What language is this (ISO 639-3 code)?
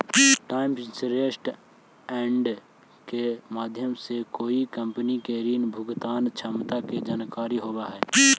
mag